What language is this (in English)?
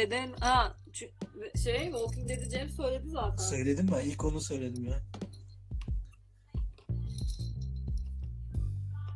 Turkish